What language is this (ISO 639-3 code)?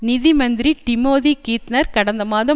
tam